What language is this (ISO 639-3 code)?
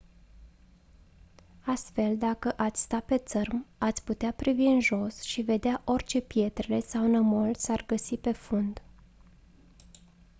ron